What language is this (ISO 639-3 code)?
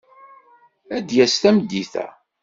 kab